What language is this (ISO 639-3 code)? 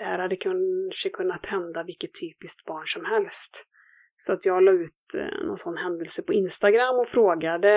swe